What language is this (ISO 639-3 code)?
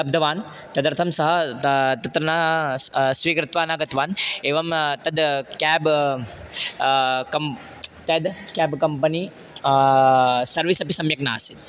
san